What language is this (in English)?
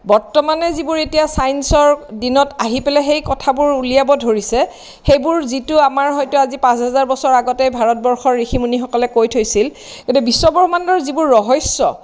Assamese